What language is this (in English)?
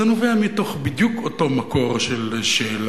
Hebrew